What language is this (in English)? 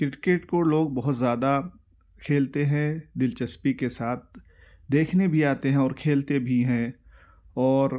Urdu